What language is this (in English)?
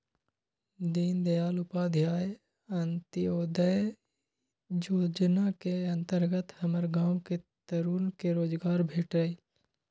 Magahi